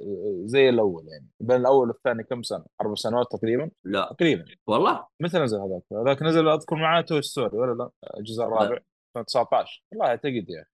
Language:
Arabic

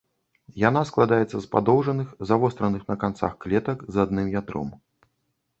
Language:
Belarusian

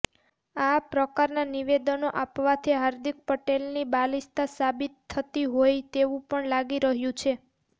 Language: Gujarati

